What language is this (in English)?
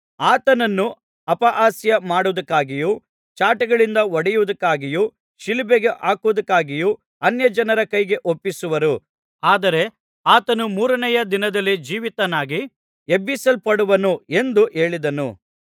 Kannada